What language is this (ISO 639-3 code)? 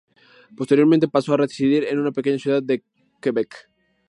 spa